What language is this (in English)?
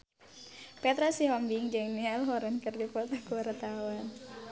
Sundanese